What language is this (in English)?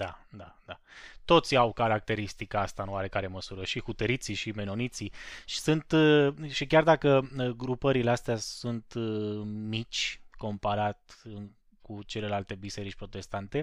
Romanian